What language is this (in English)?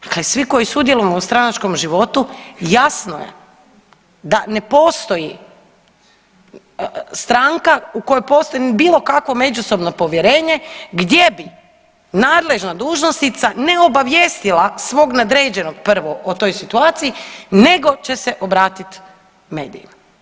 Croatian